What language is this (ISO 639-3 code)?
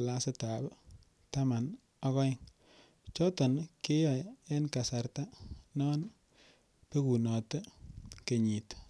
kln